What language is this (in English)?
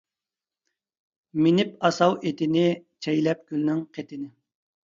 Uyghur